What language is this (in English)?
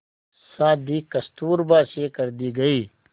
Hindi